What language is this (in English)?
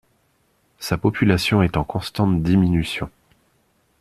French